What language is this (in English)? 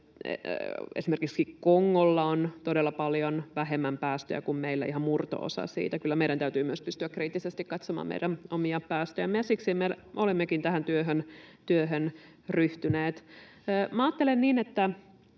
Finnish